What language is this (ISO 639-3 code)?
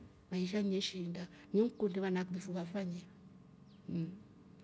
rof